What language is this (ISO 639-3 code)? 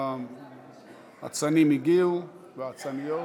heb